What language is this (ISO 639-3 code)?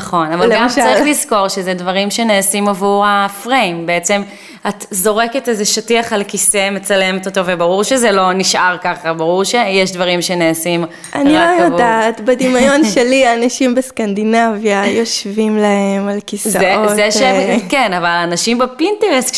heb